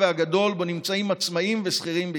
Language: Hebrew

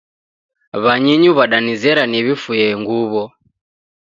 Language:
Taita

